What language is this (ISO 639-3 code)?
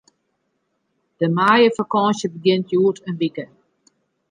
fry